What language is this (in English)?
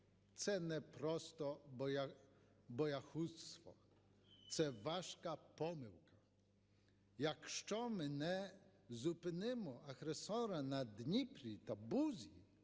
Ukrainian